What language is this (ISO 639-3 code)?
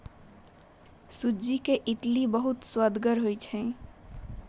mag